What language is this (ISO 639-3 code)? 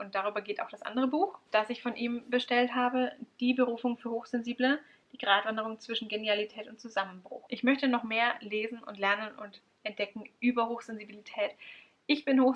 deu